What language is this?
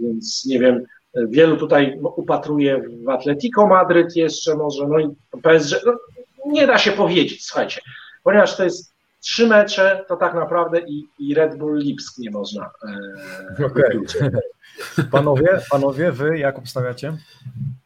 Polish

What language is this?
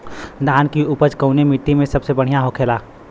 Bhojpuri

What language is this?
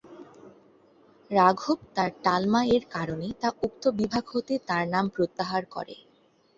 Bangla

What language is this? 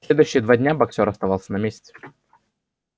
Russian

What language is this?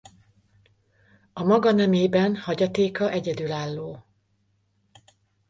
Hungarian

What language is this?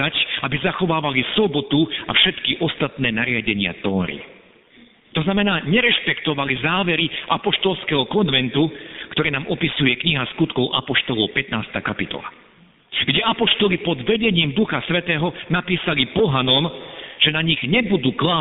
Slovak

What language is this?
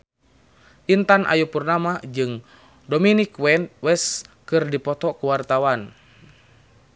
Sundanese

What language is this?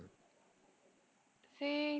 Odia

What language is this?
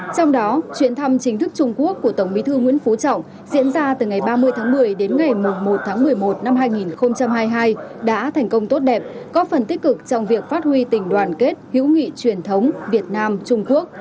Vietnamese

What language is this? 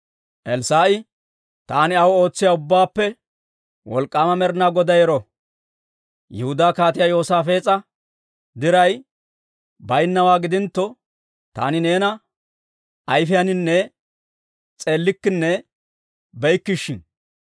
Dawro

